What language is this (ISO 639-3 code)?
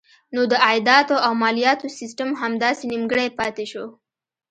pus